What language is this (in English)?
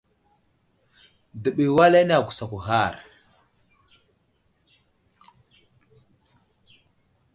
Wuzlam